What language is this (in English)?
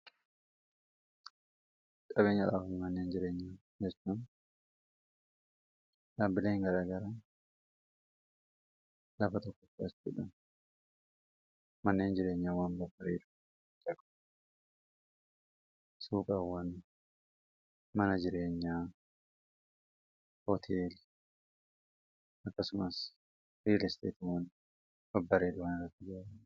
Oromo